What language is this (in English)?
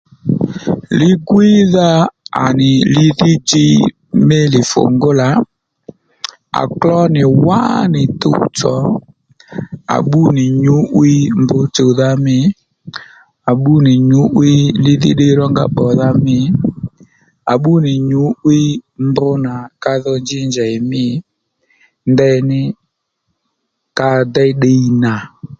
Lendu